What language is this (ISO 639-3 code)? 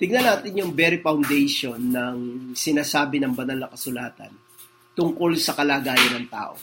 fil